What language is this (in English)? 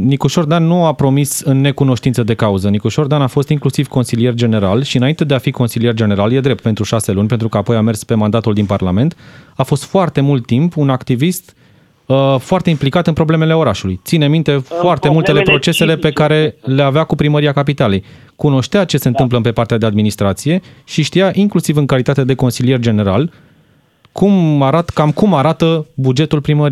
Romanian